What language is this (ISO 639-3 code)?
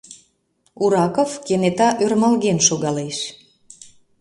chm